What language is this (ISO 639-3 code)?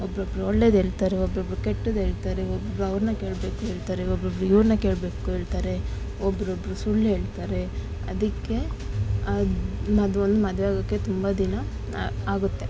kan